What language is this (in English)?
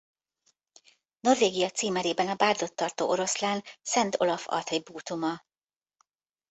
Hungarian